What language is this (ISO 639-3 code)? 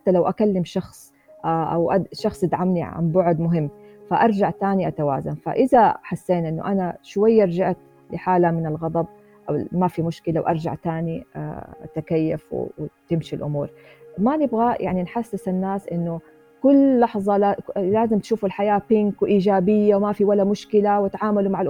ara